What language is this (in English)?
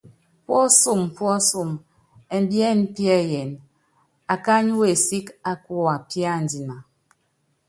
Yangben